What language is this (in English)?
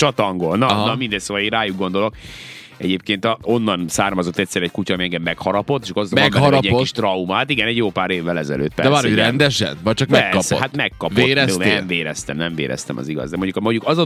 Hungarian